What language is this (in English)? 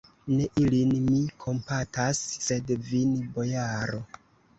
Esperanto